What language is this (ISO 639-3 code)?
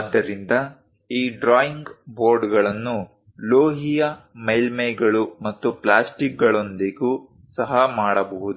kan